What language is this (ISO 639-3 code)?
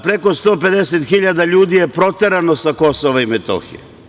srp